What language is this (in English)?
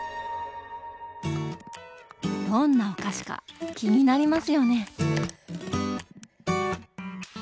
Japanese